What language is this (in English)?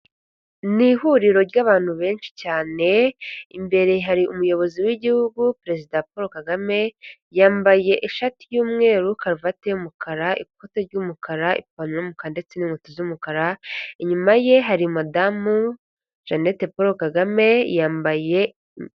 Kinyarwanda